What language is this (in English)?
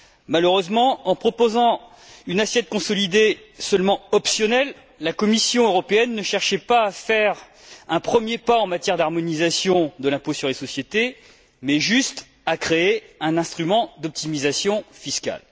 French